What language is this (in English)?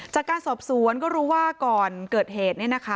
Thai